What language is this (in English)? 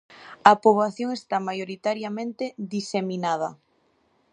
Galician